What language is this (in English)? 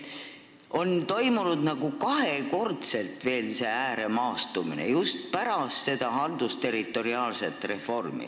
Estonian